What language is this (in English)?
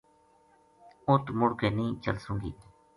Gujari